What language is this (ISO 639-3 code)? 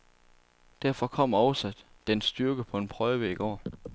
dan